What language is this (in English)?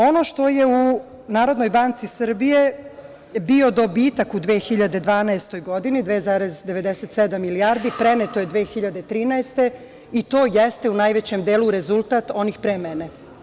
Serbian